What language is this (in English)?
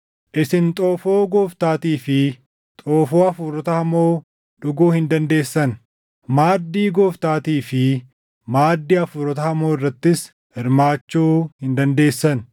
Oromo